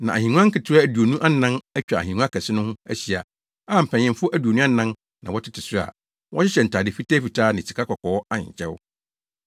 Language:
Akan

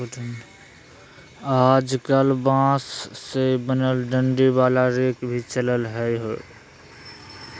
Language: Magahi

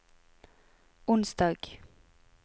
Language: Norwegian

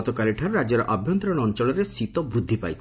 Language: Odia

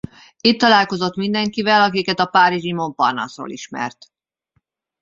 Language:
Hungarian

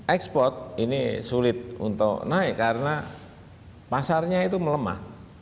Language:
Indonesian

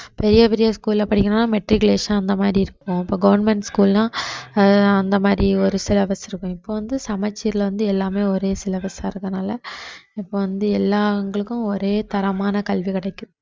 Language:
Tamil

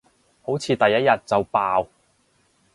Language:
Cantonese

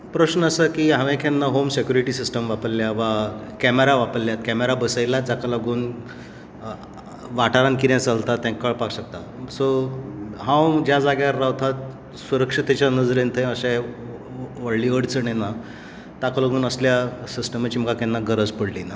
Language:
Konkani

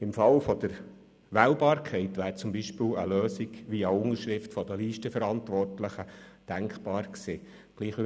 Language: Swiss German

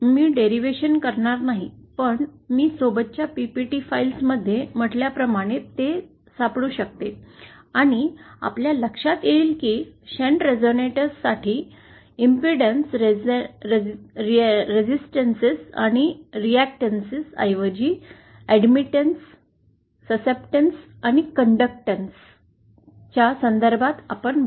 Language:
Marathi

